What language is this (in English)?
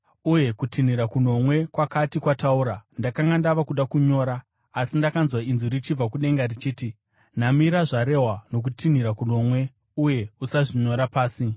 Shona